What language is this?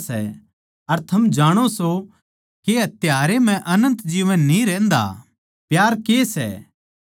Haryanvi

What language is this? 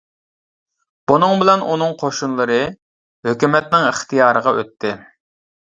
Uyghur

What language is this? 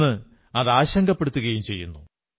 Malayalam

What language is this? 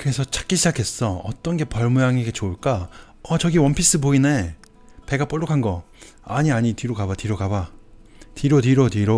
Korean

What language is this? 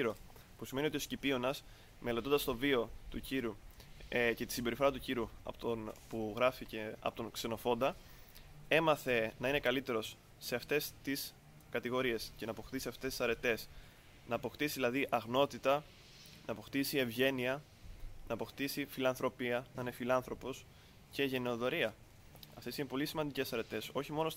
Greek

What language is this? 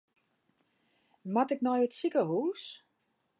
Western Frisian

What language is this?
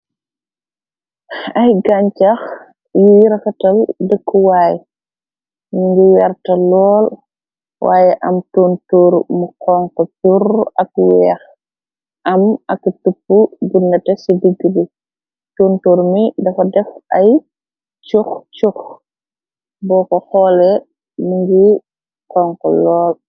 Wolof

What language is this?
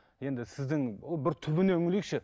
Kazakh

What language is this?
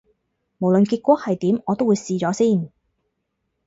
Cantonese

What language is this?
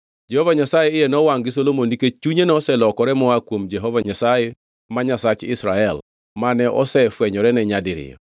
Luo (Kenya and Tanzania)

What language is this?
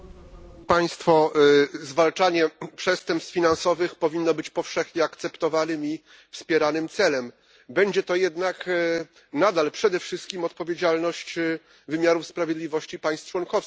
Polish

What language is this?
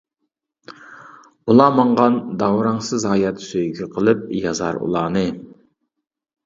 Uyghur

